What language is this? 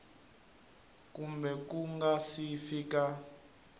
Tsonga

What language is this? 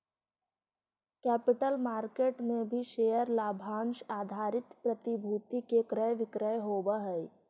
Magahi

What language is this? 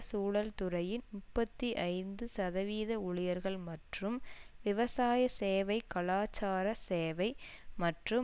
Tamil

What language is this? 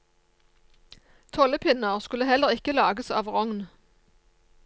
Norwegian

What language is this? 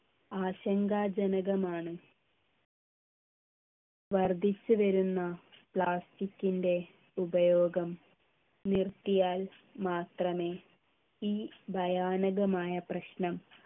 Malayalam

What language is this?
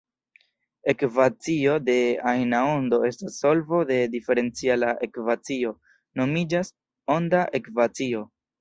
Esperanto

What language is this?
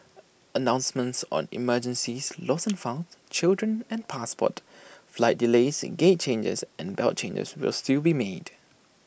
English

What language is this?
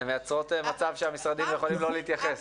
Hebrew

